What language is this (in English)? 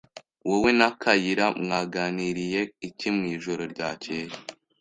Kinyarwanda